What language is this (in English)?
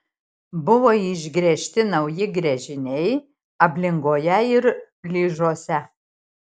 Lithuanian